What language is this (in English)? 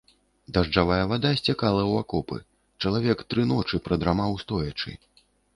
Belarusian